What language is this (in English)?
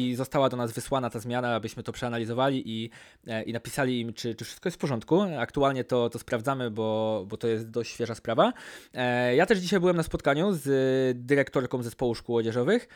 Polish